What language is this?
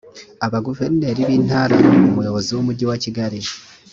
Kinyarwanda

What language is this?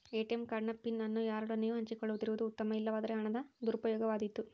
Kannada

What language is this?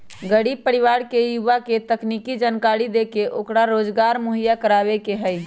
Magahi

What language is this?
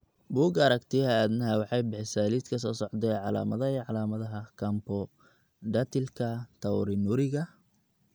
Somali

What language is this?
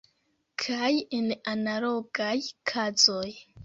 Esperanto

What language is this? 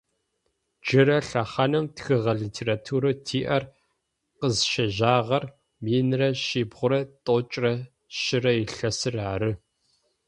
Adyghe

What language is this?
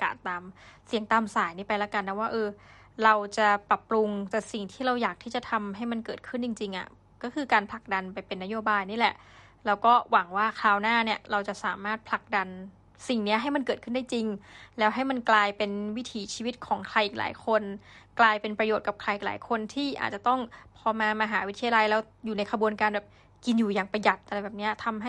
Thai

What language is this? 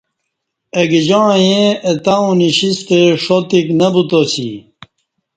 Kati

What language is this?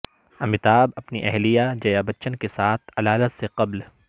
Urdu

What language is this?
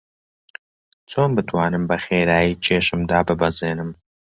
Central Kurdish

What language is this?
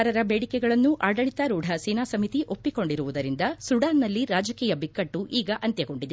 Kannada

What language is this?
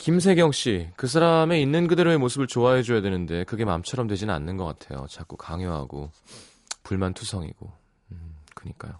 Korean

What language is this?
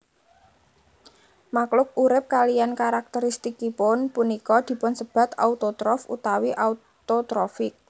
Javanese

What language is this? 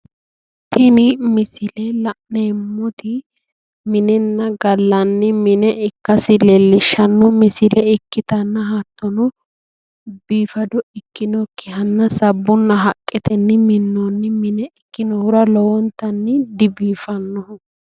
Sidamo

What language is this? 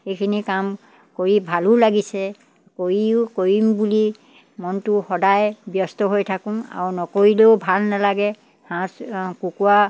Assamese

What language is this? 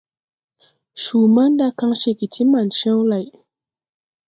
Tupuri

